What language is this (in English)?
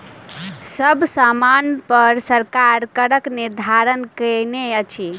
Maithili